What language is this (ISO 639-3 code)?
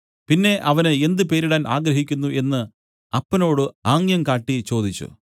mal